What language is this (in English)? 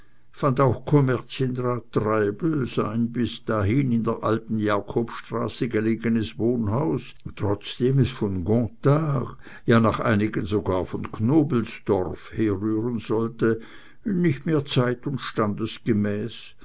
German